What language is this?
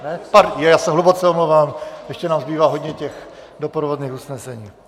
Czech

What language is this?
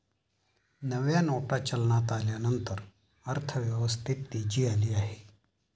Marathi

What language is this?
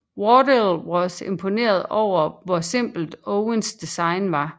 Danish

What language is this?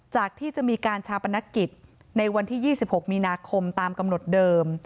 Thai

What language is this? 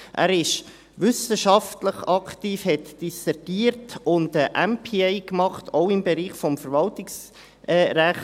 Swiss German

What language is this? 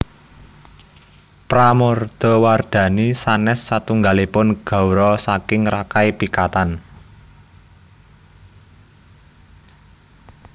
Javanese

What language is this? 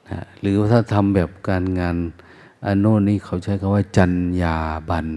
Thai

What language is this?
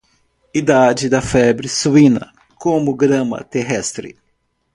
Portuguese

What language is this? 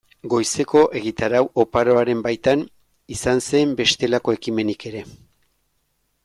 Basque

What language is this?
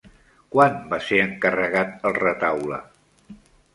Catalan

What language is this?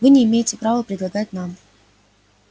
Russian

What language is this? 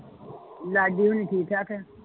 Punjabi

